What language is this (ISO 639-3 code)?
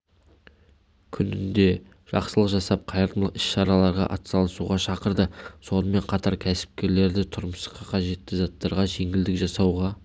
kaz